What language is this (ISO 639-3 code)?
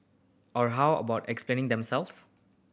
eng